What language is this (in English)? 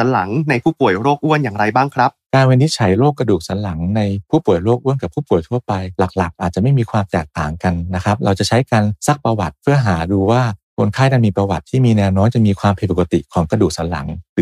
Thai